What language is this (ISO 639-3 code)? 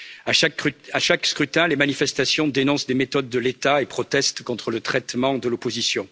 fra